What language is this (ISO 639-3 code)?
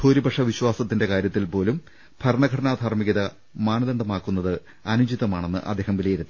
mal